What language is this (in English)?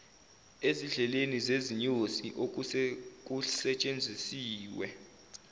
Zulu